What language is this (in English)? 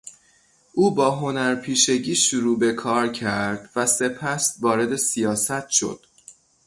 Persian